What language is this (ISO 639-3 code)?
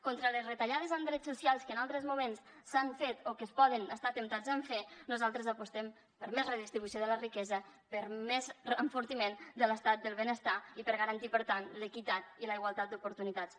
cat